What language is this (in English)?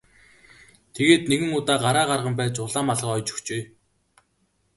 Mongolian